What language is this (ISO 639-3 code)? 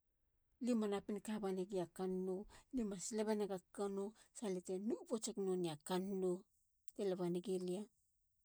hla